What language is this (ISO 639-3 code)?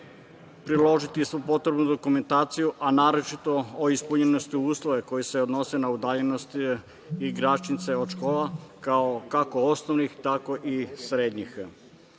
srp